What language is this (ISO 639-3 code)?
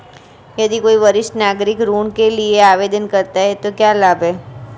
hin